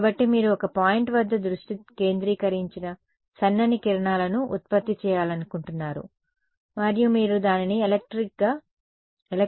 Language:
Telugu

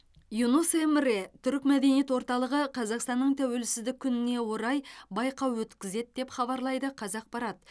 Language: Kazakh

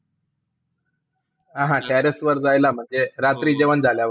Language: Marathi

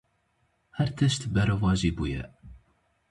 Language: Kurdish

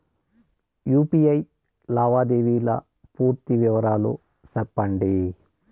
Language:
Telugu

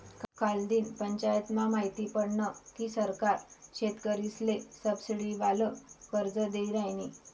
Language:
Marathi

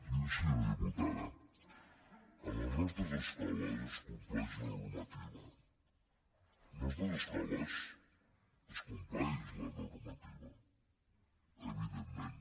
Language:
Catalan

